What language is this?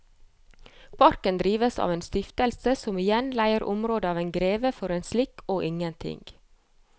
Norwegian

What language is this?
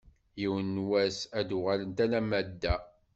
Kabyle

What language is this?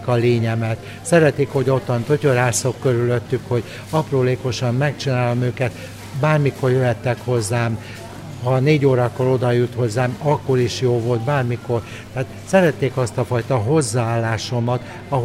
Hungarian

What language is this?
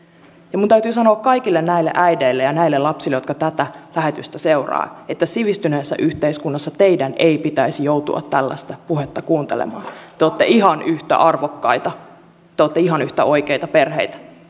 Finnish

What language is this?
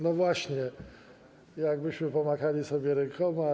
Polish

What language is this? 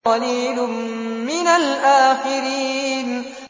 Arabic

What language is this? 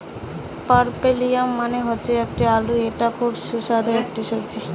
Bangla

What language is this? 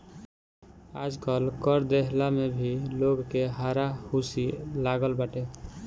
Bhojpuri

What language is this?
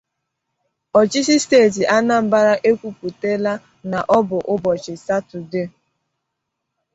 Igbo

